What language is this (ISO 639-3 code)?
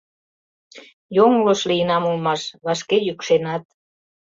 chm